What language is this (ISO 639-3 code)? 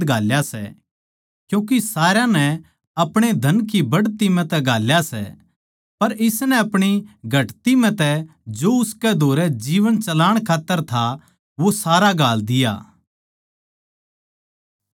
bgc